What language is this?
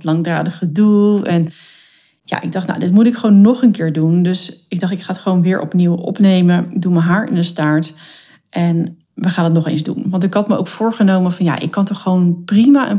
Dutch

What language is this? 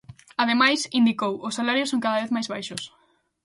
Galician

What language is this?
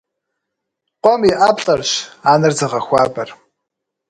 Kabardian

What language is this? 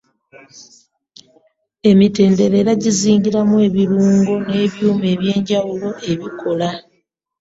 Ganda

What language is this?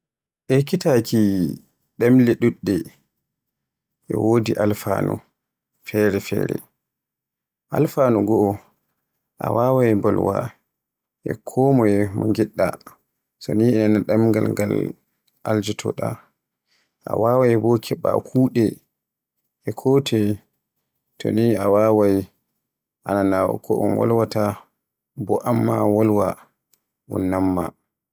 Borgu Fulfulde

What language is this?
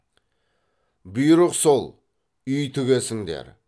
Kazakh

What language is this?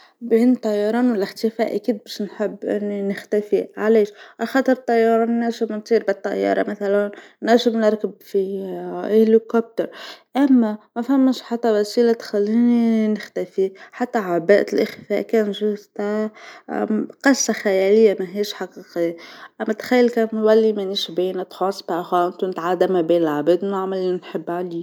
Tunisian Arabic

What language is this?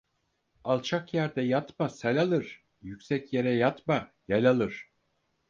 Turkish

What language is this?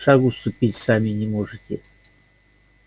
Russian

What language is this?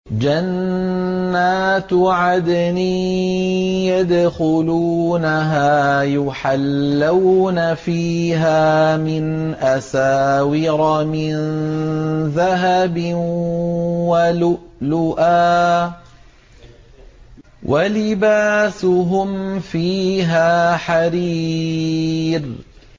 Arabic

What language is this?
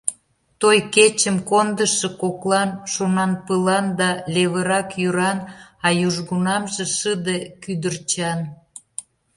Mari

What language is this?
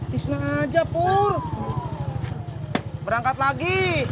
Indonesian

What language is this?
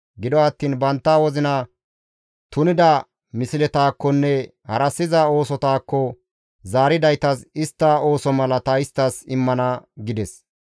Gamo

